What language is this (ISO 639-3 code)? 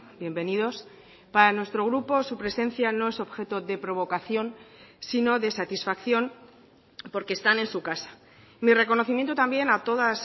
spa